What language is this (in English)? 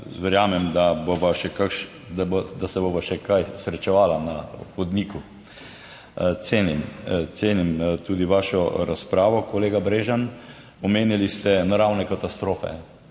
Slovenian